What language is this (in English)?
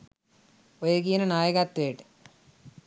Sinhala